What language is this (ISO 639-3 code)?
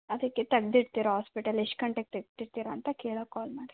kan